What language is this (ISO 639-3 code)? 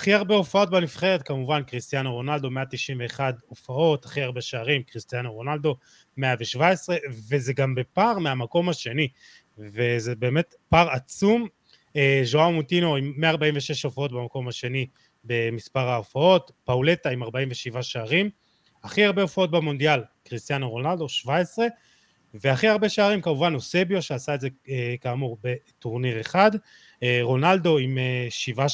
heb